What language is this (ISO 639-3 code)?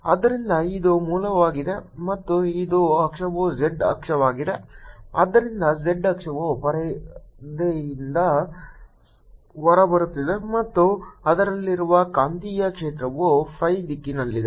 kan